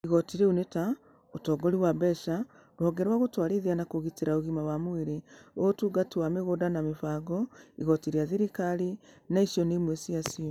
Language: Kikuyu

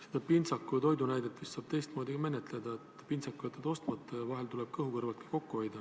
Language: Estonian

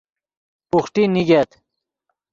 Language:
Yidgha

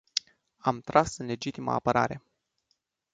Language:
Romanian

